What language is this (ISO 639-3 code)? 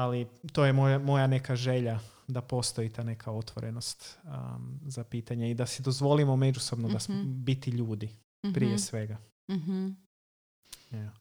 hrv